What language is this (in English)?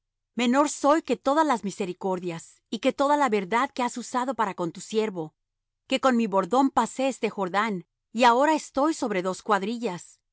Spanish